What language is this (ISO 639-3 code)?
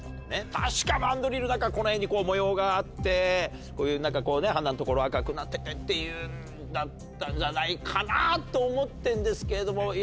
jpn